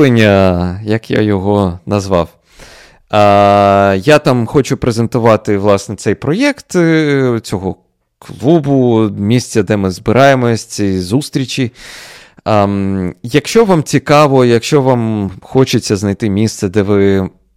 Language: Ukrainian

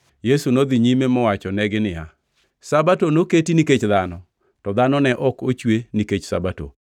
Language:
Luo (Kenya and Tanzania)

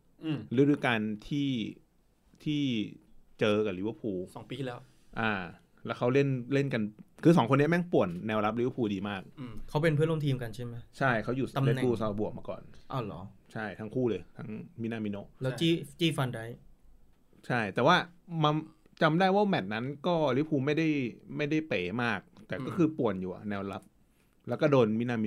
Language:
Thai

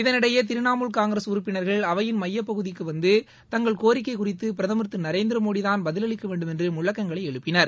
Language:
Tamil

